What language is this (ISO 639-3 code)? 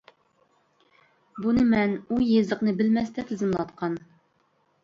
uig